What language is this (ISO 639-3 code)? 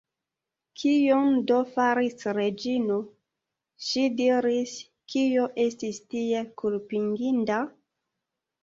epo